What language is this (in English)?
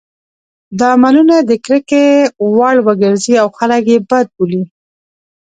Pashto